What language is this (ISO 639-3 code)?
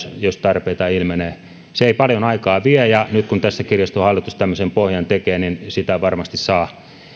fin